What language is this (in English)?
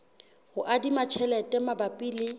Southern Sotho